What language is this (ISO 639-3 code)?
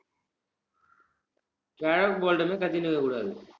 tam